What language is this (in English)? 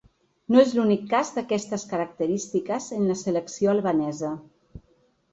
Catalan